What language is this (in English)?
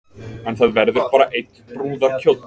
Icelandic